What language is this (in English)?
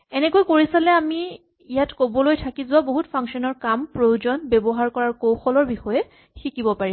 Assamese